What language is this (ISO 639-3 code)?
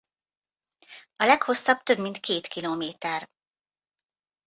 hun